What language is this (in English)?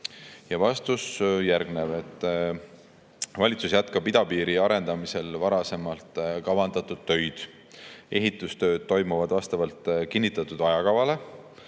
Estonian